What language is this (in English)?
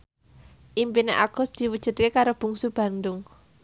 Javanese